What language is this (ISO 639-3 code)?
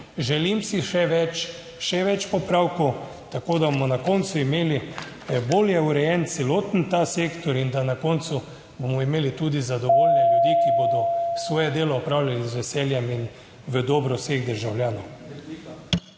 slv